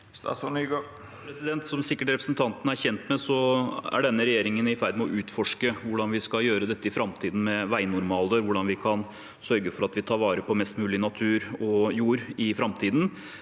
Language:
Norwegian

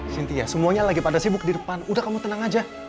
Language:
Indonesian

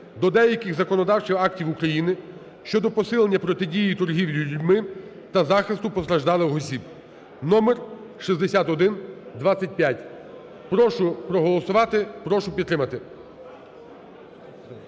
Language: Ukrainian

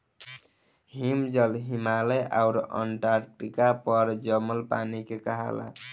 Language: Bhojpuri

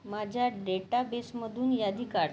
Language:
Marathi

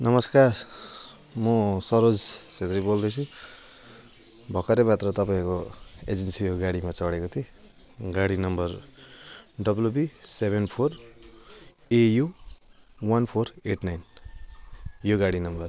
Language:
Nepali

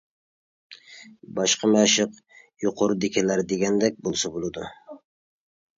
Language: Uyghur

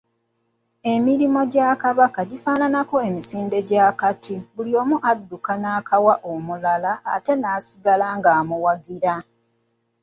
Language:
Ganda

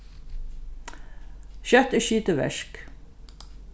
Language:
Faroese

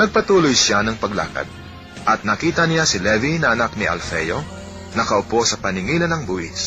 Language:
Filipino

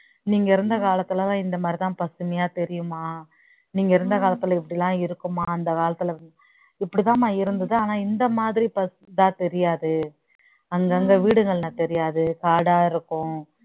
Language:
Tamil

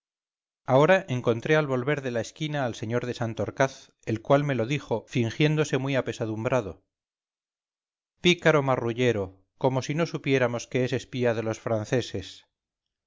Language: Spanish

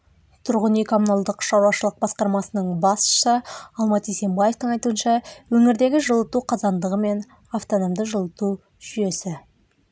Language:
Kazakh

